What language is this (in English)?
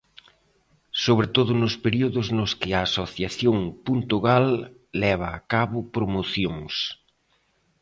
Galician